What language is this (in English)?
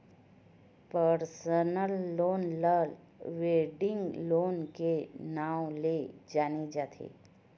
Chhattisgarhi